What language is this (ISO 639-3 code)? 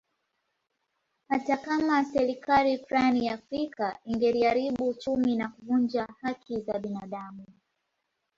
swa